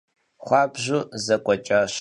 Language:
Kabardian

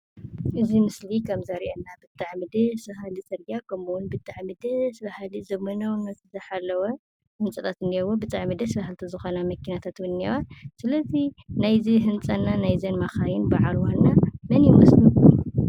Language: Tigrinya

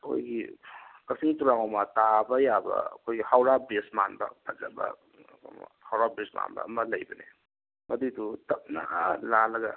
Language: Manipuri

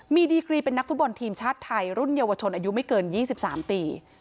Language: Thai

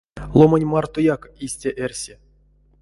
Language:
Erzya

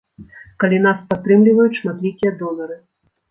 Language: Belarusian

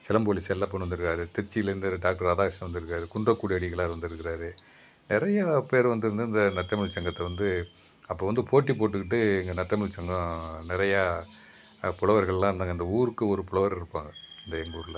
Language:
Tamil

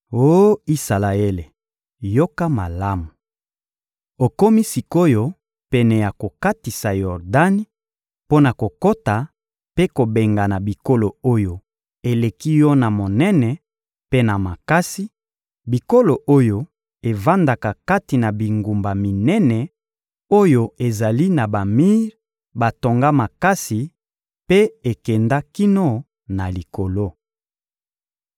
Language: Lingala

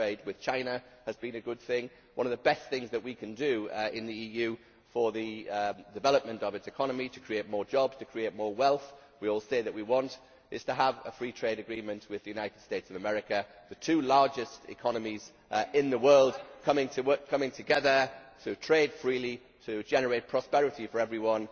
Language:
English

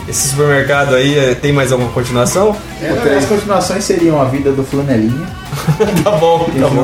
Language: Portuguese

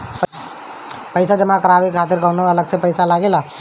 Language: Bhojpuri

